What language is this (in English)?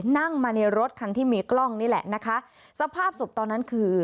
Thai